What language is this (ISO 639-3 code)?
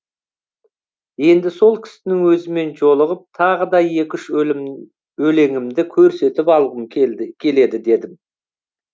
kaz